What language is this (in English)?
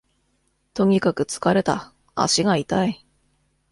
Japanese